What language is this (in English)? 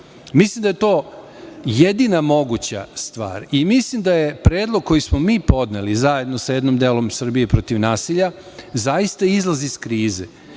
Serbian